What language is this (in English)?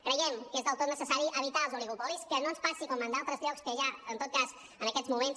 Catalan